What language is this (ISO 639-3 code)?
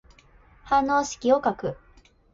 jpn